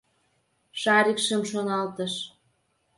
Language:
Mari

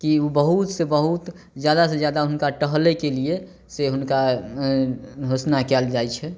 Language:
Maithili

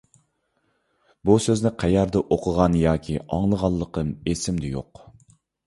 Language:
Uyghur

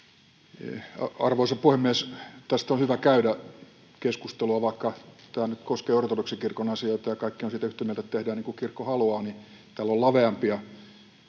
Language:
Finnish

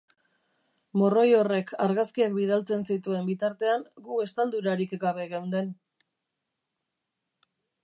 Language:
Basque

